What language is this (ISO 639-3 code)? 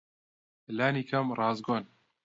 ckb